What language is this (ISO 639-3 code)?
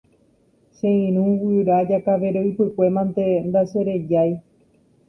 grn